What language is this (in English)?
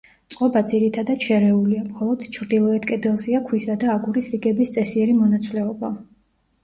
Georgian